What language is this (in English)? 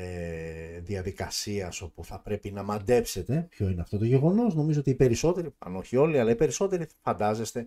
Greek